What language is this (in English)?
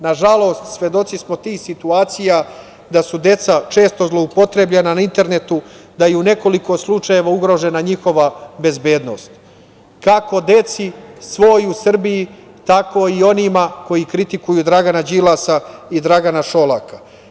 Serbian